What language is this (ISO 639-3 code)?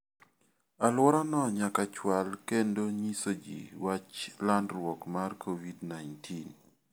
luo